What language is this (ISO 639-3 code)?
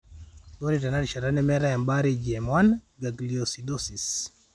mas